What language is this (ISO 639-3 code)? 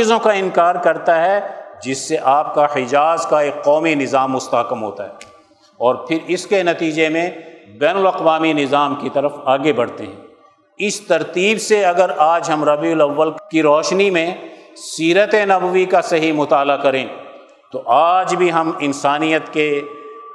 urd